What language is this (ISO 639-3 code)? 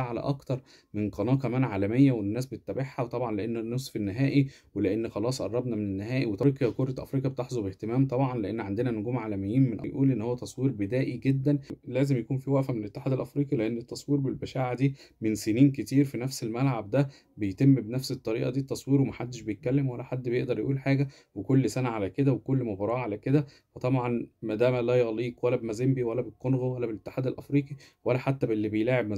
ara